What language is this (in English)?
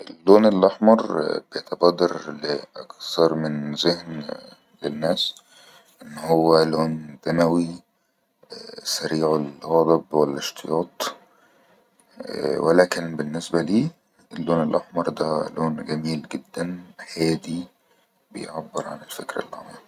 Egyptian Arabic